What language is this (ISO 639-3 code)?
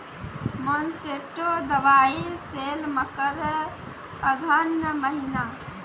mai